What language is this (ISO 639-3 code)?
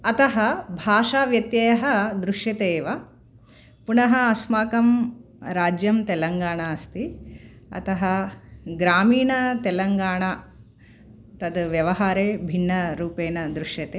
san